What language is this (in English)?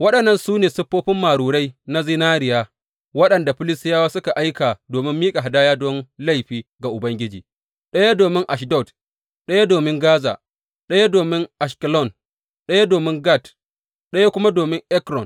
Hausa